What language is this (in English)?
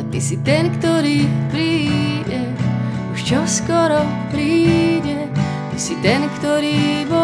Slovak